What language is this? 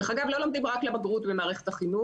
Hebrew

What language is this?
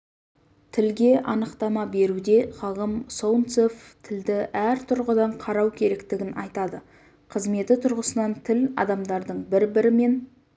Kazakh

